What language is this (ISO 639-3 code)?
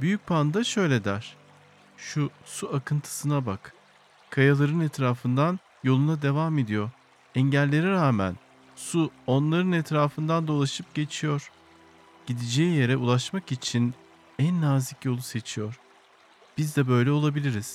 tur